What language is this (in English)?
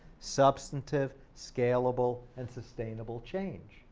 English